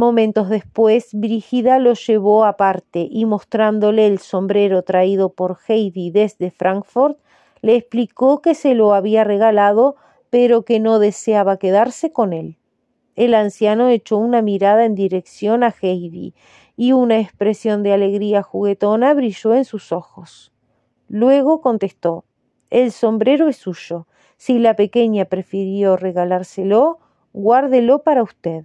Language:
Spanish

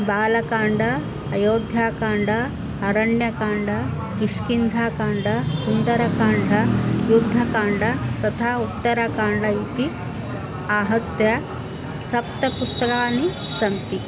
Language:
Sanskrit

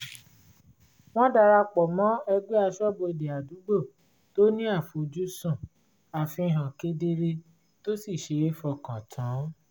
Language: Yoruba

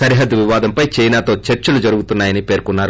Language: Telugu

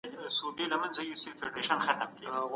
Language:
Pashto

